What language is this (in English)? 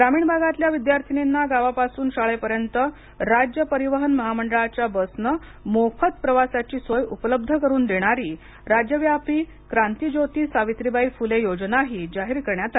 Marathi